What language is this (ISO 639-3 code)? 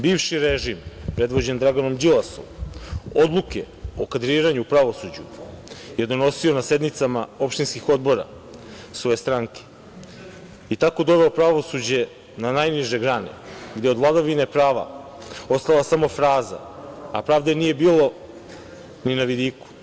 srp